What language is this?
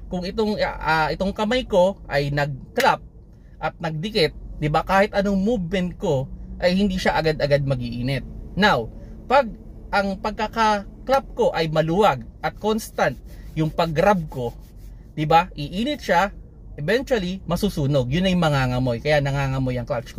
Filipino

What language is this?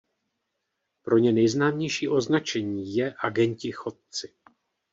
Czech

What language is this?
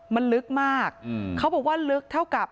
Thai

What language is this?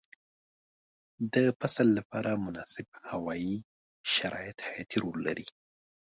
Pashto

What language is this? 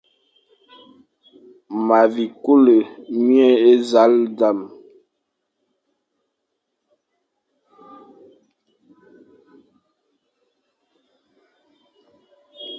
Fang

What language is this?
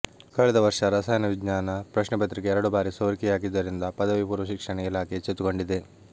Kannada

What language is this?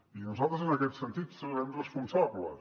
Catalan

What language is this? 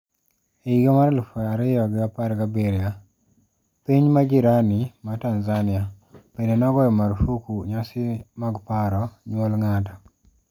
Luo (Kenya and Tanzania)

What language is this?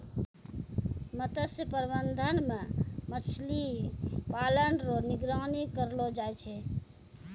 Maithili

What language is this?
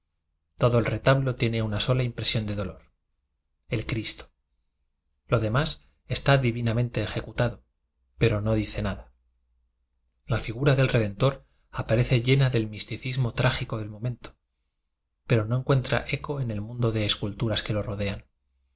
Spanish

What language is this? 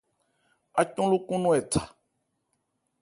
Ebrié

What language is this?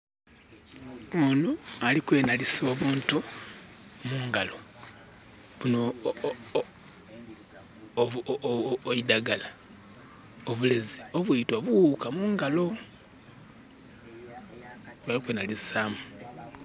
Soga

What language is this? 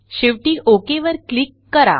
Marathi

